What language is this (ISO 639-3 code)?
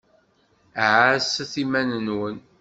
kab